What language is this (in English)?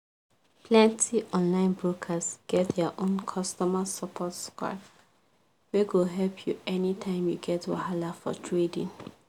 Nigerian Pidgin